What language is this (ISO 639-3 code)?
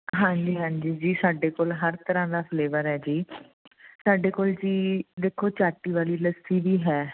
pan